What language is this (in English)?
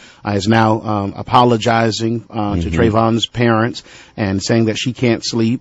English